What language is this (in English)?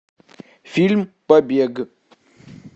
Russian